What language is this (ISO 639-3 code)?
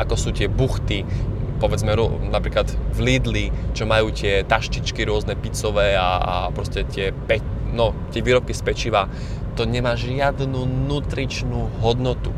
slk